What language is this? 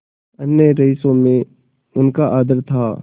Hindi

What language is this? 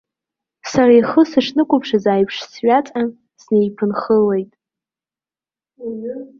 Abkhazian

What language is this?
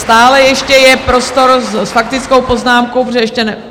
Czech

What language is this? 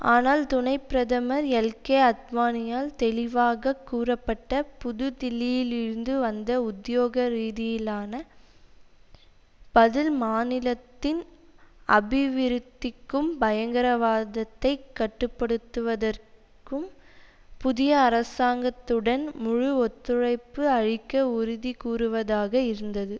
Tamil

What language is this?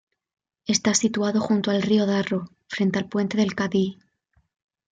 Spanish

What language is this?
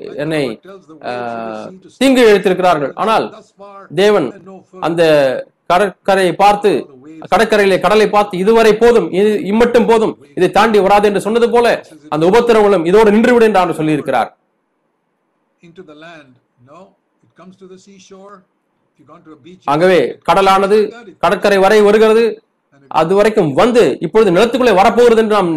Tamil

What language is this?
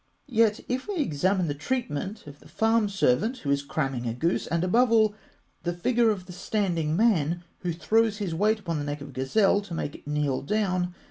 English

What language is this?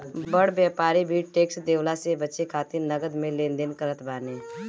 Bhojpuri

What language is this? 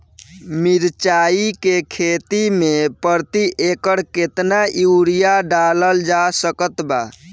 Bhojpuri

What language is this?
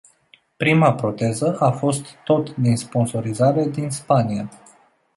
Romanian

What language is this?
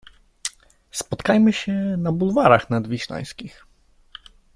Polish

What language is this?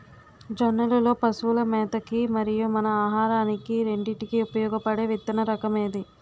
Telugu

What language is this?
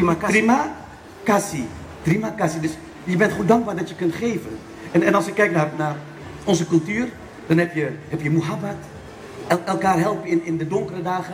Dutch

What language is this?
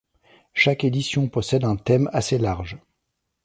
French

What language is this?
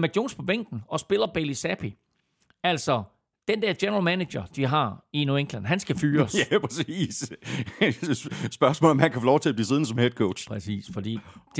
Danish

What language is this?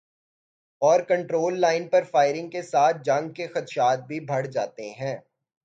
Urdu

